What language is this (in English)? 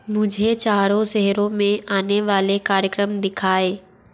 Hindi